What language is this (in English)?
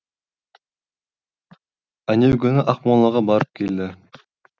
Kazakh